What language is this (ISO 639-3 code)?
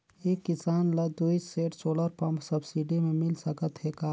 hne